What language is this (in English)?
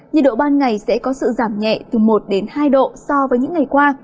Vietnamese